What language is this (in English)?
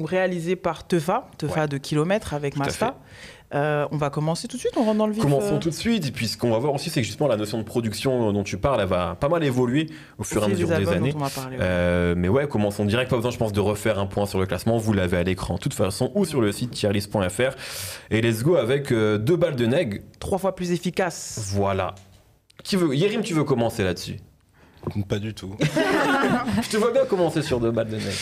French